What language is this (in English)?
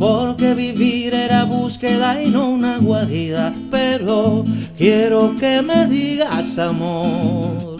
Spanish